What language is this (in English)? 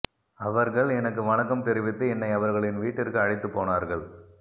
Tamil